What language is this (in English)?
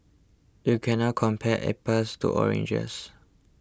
English